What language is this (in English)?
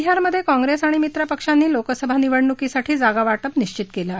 Marathi